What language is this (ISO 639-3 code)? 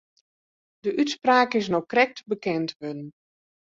fry